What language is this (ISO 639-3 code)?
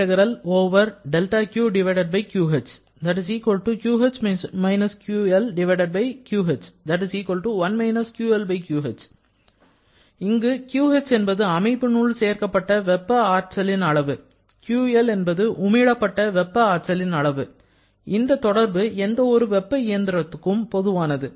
tam